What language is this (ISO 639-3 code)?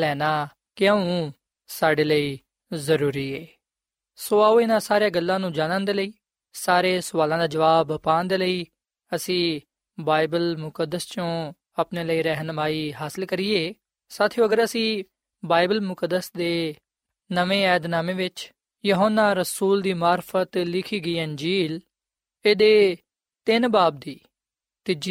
pan